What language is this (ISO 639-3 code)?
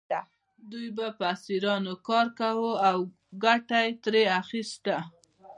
pus